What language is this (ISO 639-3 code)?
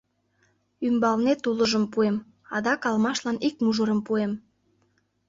chm